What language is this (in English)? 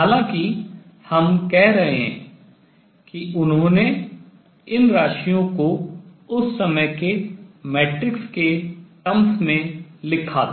Hindi